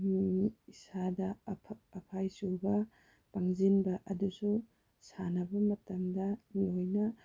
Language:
Manipuri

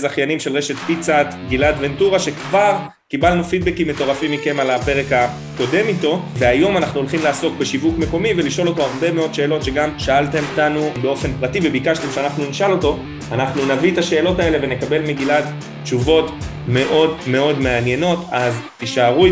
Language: Hebrew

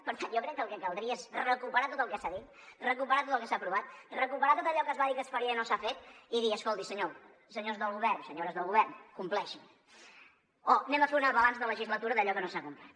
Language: Catalan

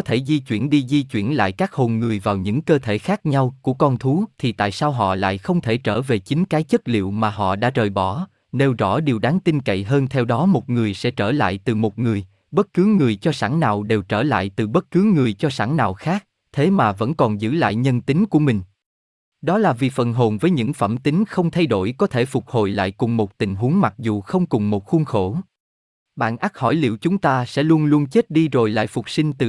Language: Vietnamese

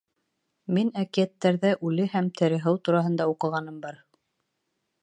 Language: Bashkir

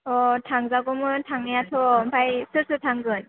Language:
Bodo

